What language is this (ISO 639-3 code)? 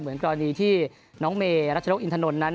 tha